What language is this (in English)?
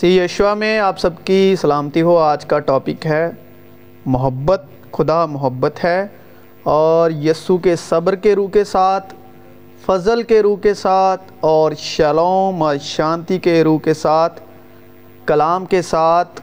Urdu